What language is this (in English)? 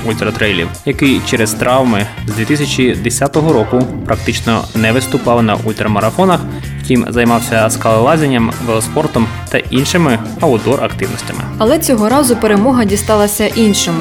Ukrainian